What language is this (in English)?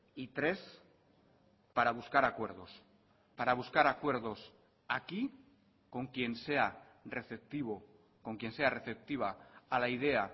Spanish